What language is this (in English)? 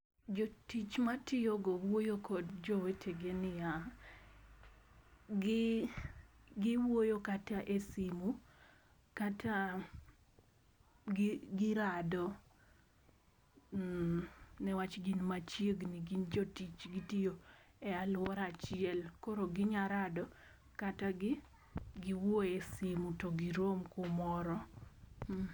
Luo (Kenya and Tanzania)